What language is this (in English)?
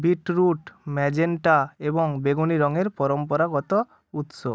Bangla